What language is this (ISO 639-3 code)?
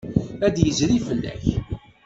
kab